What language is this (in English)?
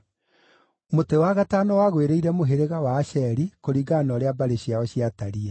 Kikuyu